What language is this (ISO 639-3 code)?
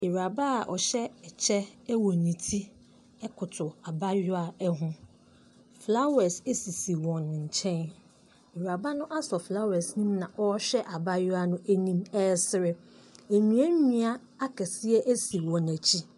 aka